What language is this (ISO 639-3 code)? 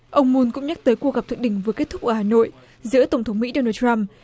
vie